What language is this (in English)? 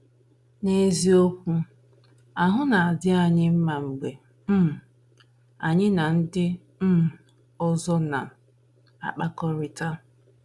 Igbo